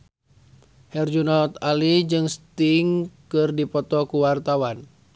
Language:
Sundanese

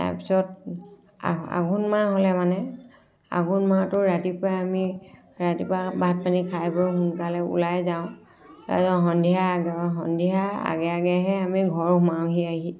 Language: Assamese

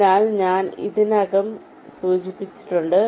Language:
Malayalam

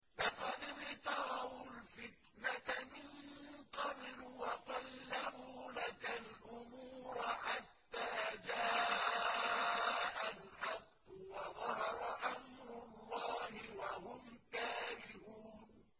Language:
Arabic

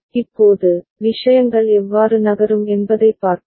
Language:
Tamil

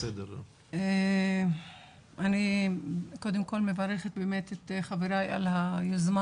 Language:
Hebrew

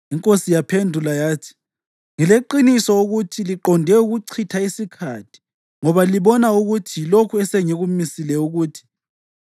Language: North Ndebele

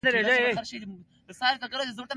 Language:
Pashto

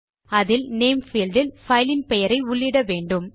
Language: Tamil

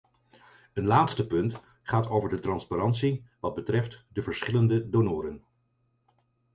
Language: Dutch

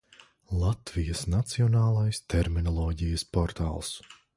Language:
Latvian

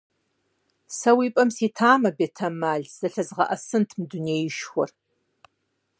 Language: Kabardian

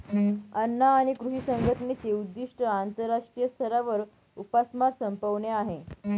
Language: Marathi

